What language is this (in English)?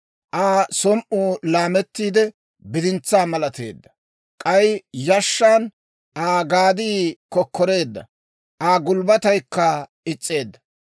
Dawro